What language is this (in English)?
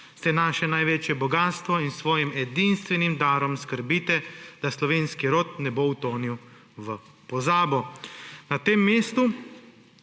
Slovenian